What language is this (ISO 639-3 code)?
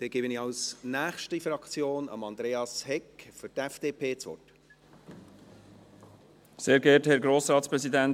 gsw